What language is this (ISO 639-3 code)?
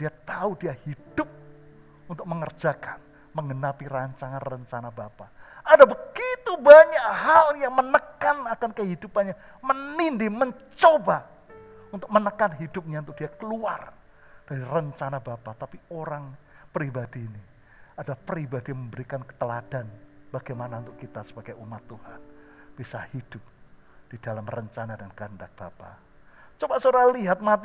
ind